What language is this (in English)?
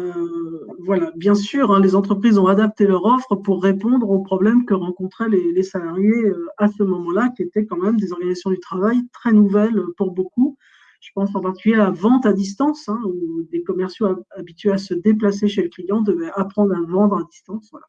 French